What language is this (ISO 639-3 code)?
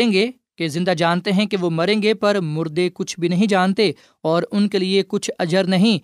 urd